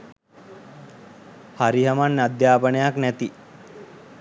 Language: Sinhala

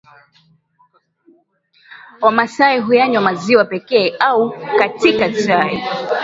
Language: Swahili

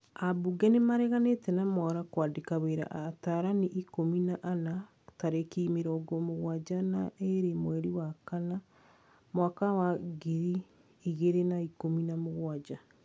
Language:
Kikuyu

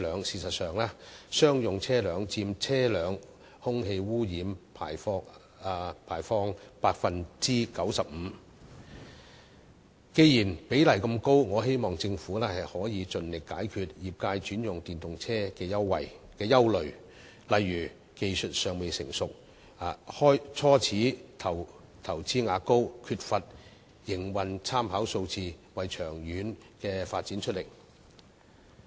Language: Cantonese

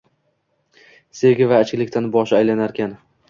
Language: Uzbek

